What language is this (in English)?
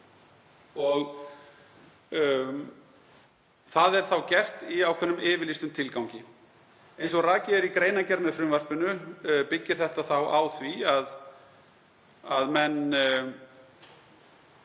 Icelandic